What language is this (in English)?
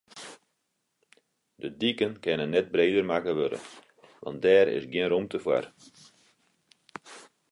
Western Frisian